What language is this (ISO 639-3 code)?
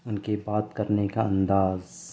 urd